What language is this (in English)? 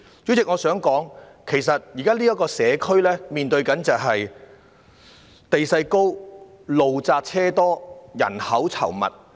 Cantonese